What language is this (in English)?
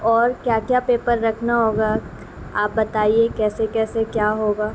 Urdu